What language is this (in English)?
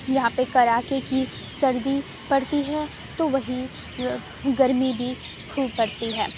Urdu